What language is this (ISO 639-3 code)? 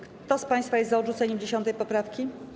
pol